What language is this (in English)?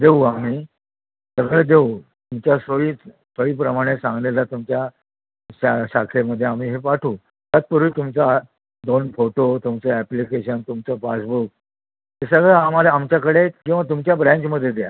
Marathi